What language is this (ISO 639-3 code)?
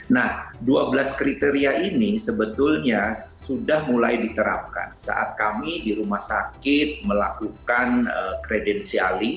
ind